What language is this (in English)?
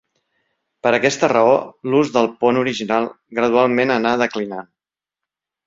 Catalan